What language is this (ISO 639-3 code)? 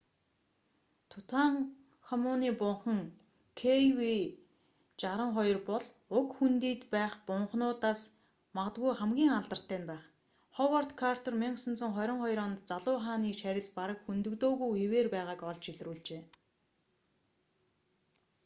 mon